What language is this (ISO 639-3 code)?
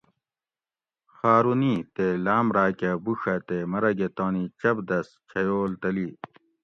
gwc